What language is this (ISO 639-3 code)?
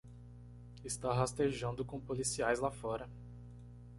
por